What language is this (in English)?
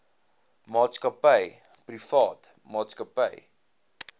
Afrikaans